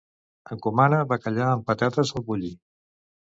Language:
Catalan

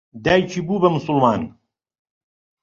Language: Central Kurdish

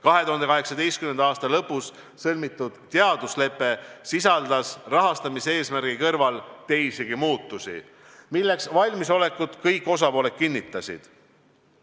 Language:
Estonian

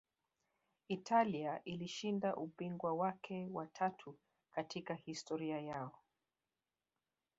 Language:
Swahili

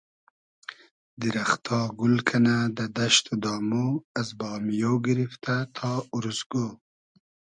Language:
Hazaragi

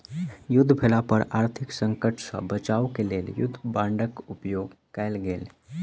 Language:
Maithili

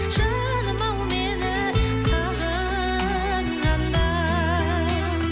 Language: Kazakh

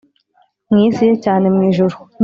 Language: Kinyarwanda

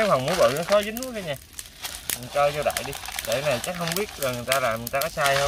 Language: Vietnamese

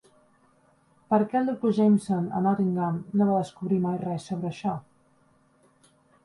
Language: Catalan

